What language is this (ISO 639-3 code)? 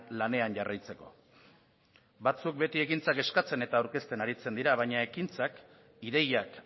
eus